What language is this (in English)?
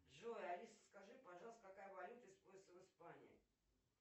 Russian